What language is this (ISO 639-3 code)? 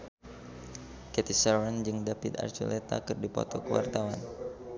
sun